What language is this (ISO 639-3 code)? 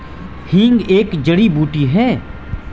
hin